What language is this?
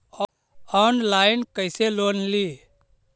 Magahi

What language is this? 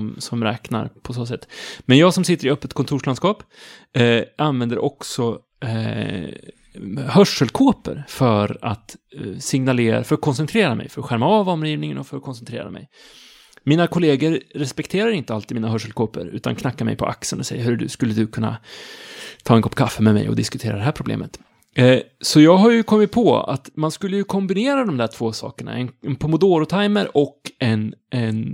Swedish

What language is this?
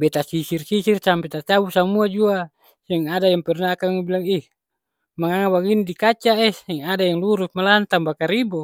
Ambonese Malay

